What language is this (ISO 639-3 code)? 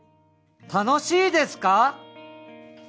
jpn